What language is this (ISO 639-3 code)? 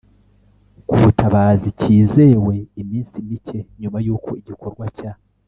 kin